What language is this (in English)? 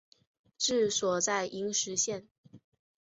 Chinese